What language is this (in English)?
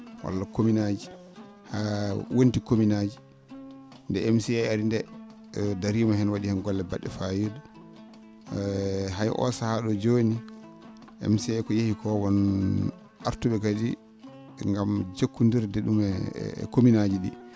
Fula